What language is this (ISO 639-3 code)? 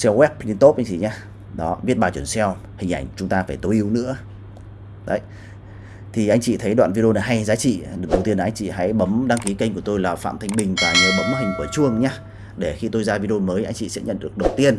vie